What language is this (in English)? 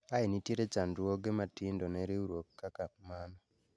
Luo (Kenya and Tanzania)